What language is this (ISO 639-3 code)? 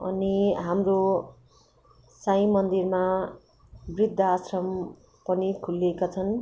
nep